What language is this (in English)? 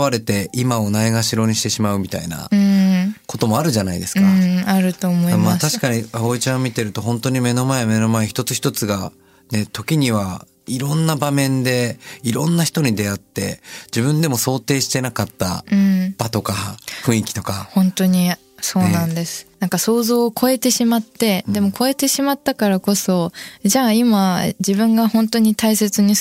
Japanese